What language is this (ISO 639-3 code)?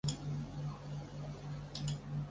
zho